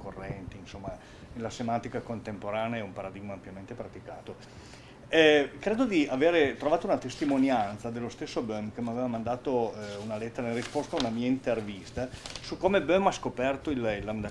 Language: Italian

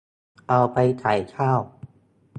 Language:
Thai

